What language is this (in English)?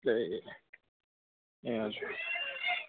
Nepali